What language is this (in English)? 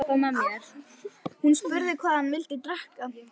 Icelandic